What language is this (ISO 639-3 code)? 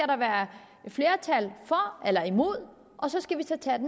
dan